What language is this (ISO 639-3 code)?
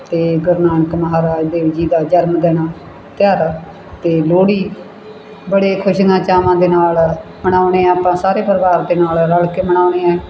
pan